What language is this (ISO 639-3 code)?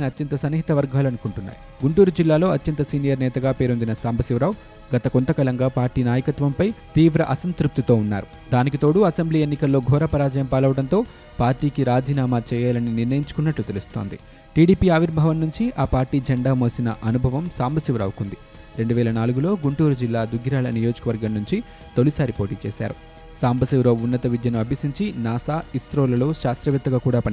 tel